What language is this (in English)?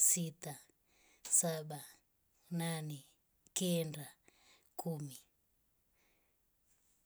Rombo